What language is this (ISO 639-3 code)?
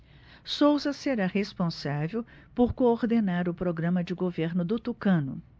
por